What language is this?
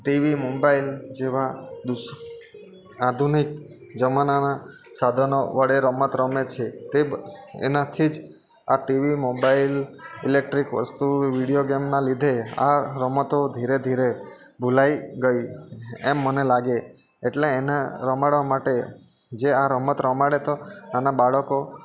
Gujarati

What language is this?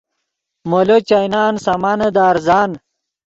Yidgha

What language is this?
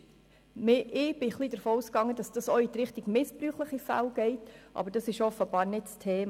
Swiss German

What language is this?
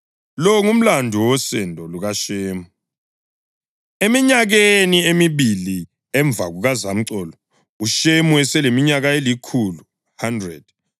North Ndebele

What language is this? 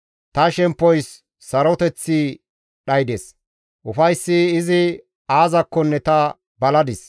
Gamo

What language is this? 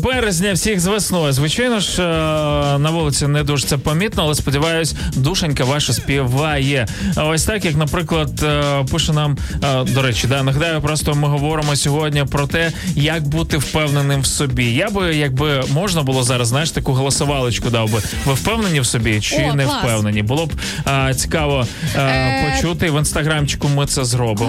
Ukrainian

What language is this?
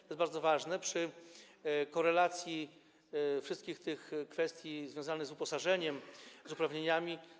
Polish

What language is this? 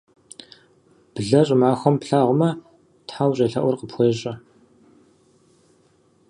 Kabardian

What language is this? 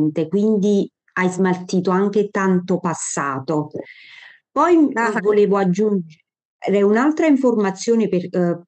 Italian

